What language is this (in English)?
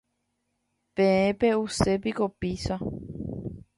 Guarani